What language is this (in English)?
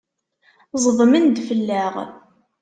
Kabyle